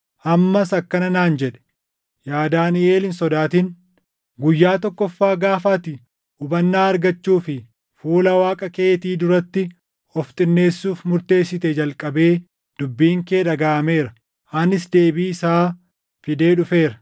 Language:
Oromo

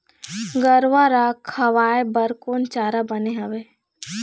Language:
Chhattisgarhi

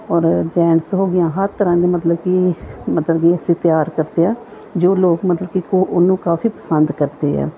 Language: Punjabi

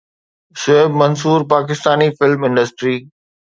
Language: Sindhi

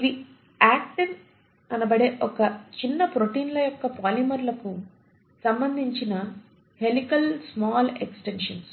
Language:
Telugu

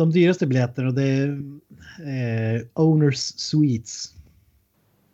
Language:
Swedish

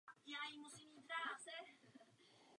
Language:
Czech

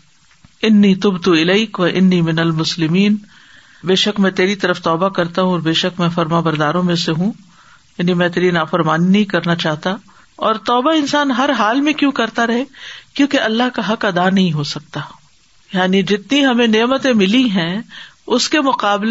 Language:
Urdu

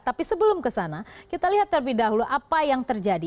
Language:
Indonesian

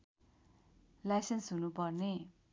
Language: Nepali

